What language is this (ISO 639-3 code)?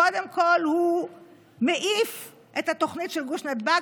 heb